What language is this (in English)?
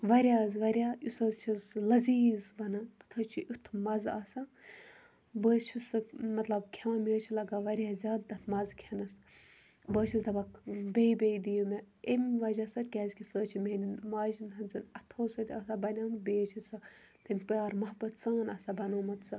Kashmiri